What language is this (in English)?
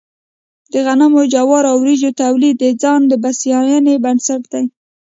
Pashto